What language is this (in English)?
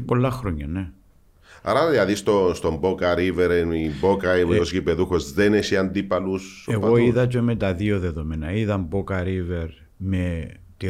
Greek